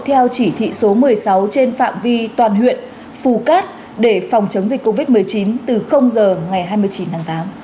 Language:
Vietnamese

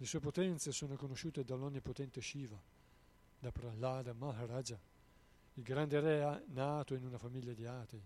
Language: Italian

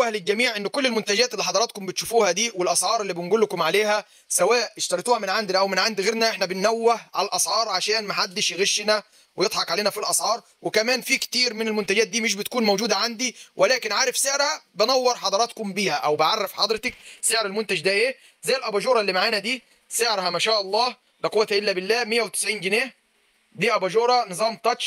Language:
Arabic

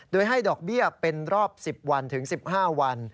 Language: Thai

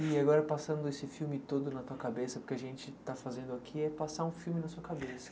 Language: Portuguese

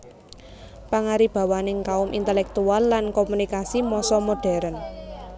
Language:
Javanese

